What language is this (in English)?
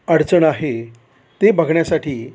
Marathi